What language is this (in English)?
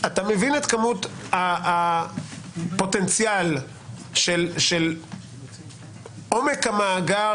Hebrew